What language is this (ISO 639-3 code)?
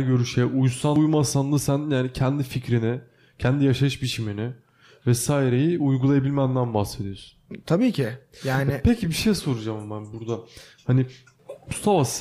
tur